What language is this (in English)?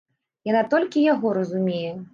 Belarusian